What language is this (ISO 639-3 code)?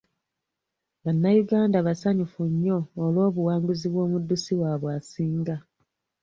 lug